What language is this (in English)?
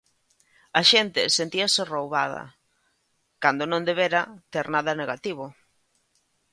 Galician